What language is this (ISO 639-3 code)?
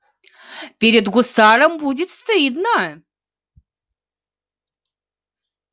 rus